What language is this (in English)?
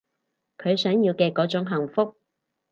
Cantonese